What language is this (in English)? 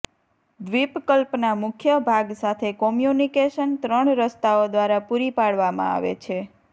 Gujarati